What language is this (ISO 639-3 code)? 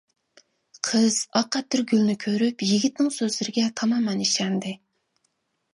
uig